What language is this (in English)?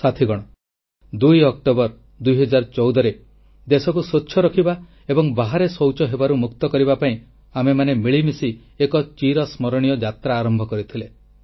Odia